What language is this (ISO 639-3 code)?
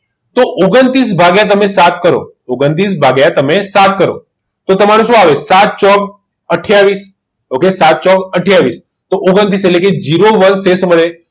guj